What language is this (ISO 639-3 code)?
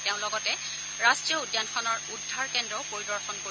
asm